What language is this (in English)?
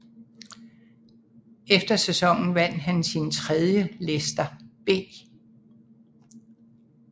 Danish